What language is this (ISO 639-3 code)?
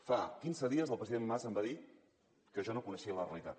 cat